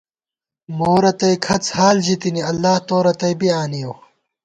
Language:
Gawar-Bati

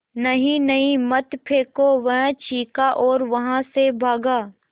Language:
Hindi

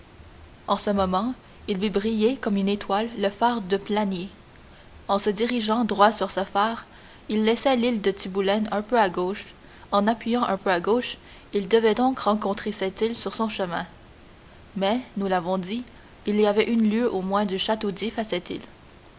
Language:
French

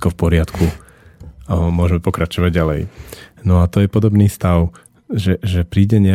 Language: Slovak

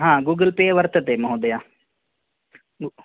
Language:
Sanskrit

